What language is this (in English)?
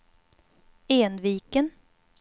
Swedish